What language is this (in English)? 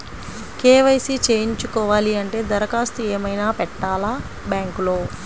Telugu